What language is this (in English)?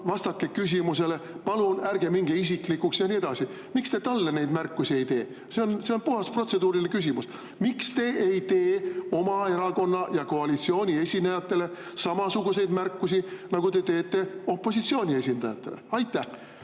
Estonian